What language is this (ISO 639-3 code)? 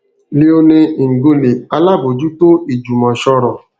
yor